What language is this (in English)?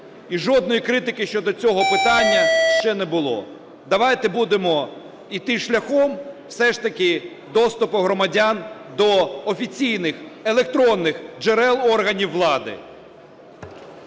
Ukrainian